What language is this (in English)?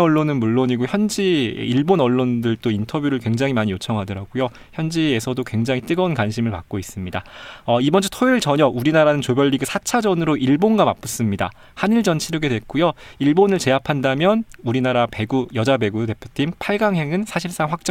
Korean